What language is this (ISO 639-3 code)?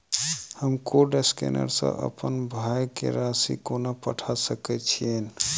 mai